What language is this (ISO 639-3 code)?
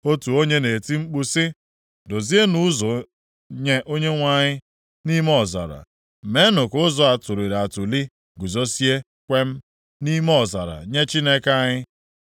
ibo